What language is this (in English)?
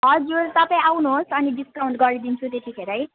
Nepali